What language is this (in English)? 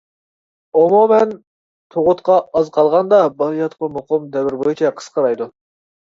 Uyghur